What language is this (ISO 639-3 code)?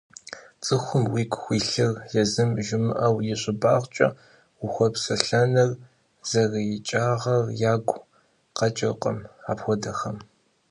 kbd